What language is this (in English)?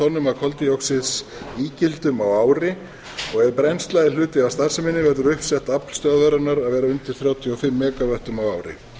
Icelandic